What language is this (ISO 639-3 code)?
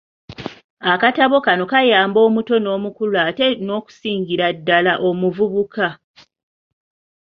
lug